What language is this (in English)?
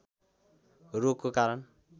Nepali